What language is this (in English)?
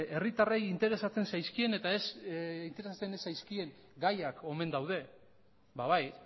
Basque